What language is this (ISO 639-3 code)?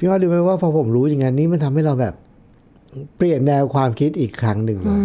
tha